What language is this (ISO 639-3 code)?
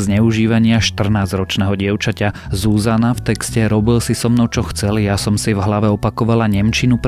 slk